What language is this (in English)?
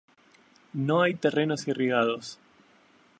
Spanish